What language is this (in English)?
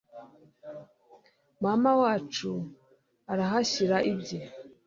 Kinyarwanda